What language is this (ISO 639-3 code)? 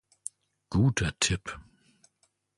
deu